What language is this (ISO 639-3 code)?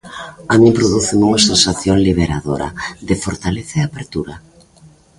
glg